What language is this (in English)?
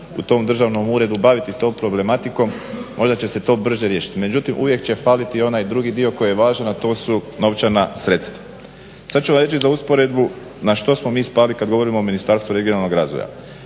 Croatian